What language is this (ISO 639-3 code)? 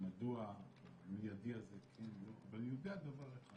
heb